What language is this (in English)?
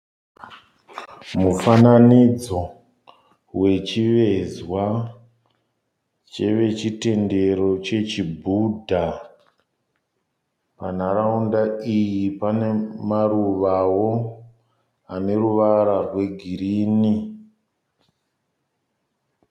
Shona